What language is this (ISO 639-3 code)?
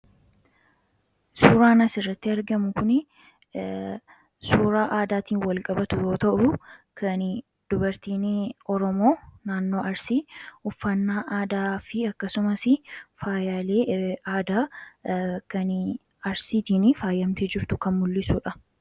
orm